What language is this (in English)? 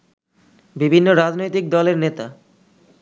Bangla